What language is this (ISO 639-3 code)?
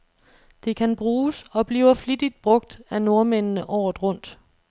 dan